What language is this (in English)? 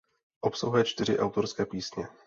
Czech